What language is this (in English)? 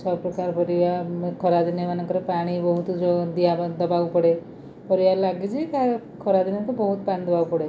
Odia